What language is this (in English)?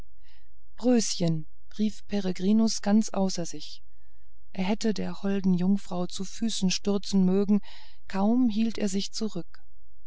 German